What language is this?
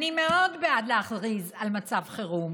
Hebrew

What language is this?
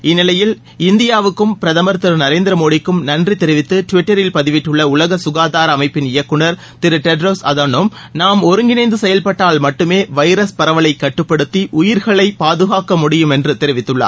Tamil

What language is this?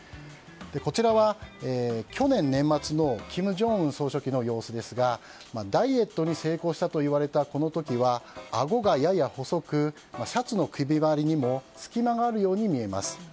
Japanese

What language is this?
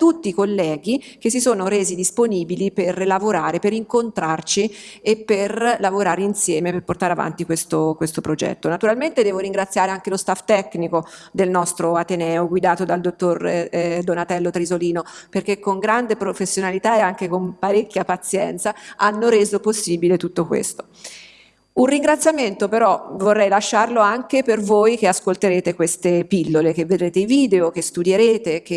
Italian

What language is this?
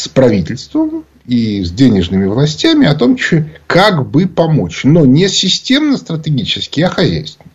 Russian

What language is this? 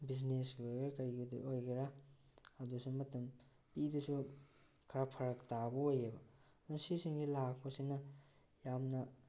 Manipuri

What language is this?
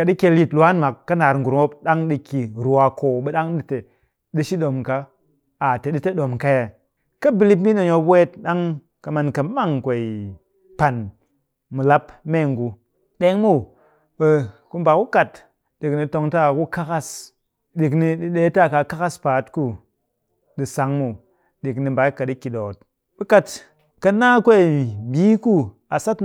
Cakfem-Mushere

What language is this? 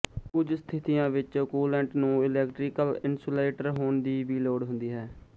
Punjabi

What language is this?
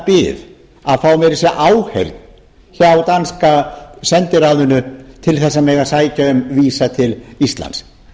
Icelandic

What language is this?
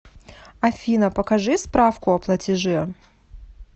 Russian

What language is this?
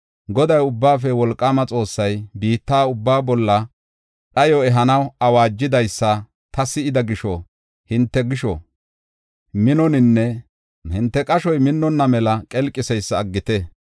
Gofa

